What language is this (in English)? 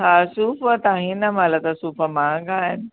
Sindhi